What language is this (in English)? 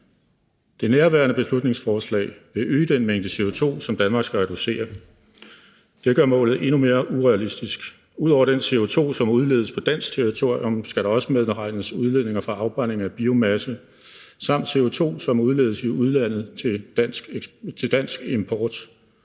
Danish